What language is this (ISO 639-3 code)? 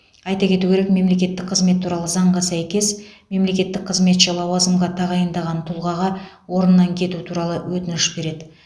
kaz